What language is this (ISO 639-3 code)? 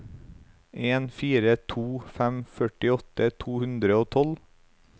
nor